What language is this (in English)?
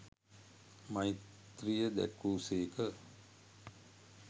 Sinhala